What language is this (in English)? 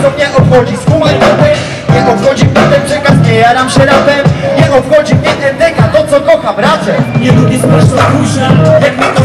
Polish